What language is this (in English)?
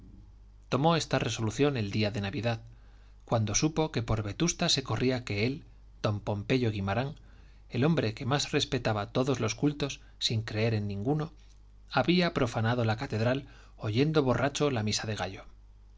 Spanish